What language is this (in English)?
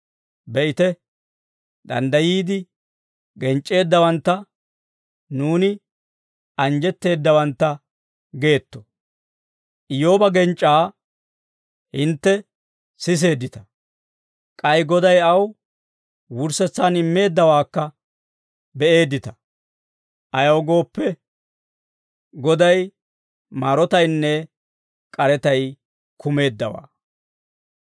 Dawro